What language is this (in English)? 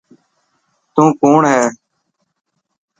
Dhatki